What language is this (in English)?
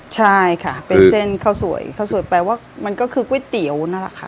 Thai